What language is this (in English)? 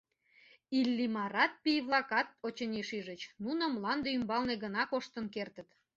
Mari